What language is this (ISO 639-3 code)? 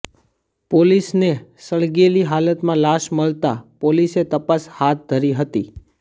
guj